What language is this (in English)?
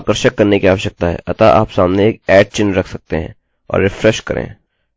Hindi